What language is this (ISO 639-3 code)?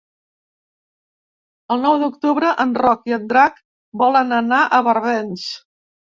cat